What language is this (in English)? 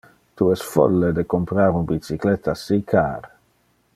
Interlingua